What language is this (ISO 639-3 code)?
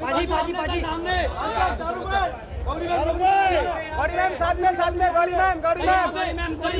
ara